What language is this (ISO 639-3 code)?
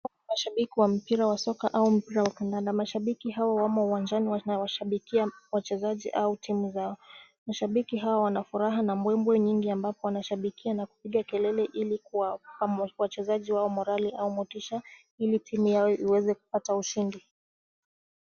swa